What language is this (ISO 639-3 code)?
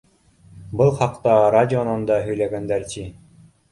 bak